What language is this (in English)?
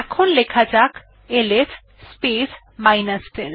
Bangla